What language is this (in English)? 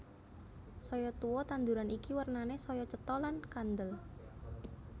Javanese